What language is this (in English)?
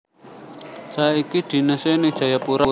Javanese